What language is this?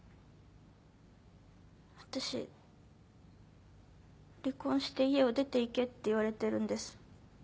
Japanese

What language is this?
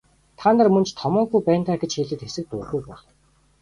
Mongolian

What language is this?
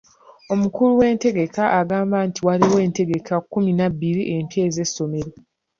Ganda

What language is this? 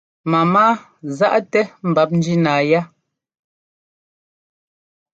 Ngomba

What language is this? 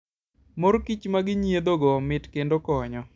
Luo (Kenya and Tanzania)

